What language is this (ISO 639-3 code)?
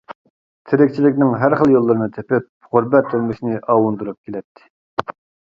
uig